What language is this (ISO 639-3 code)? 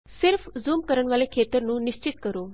pan